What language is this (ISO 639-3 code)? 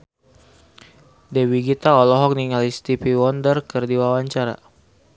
sun